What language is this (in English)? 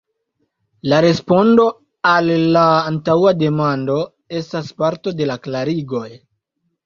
Esperanto